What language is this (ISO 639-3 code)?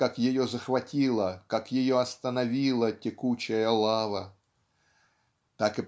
rus